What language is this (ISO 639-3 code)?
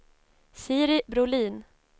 swe